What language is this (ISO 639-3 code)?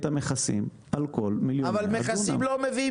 heb